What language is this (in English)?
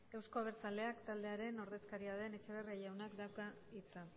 Basque